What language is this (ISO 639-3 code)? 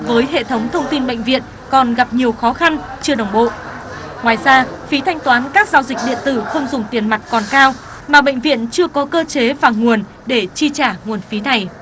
vie